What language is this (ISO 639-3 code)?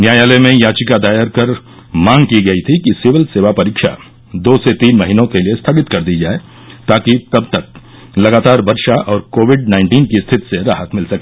hin